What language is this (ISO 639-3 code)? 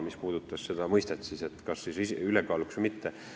est